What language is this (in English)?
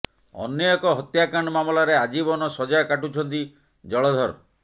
Odia